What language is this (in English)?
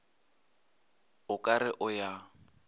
Northern Sotho